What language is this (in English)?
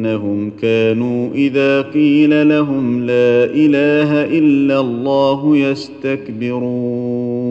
Arabic